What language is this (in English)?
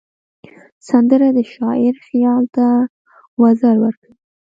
Pashto